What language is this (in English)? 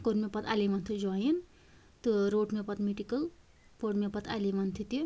Kashmiri